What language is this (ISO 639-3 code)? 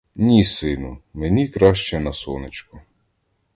ukr